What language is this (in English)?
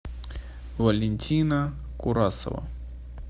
Russian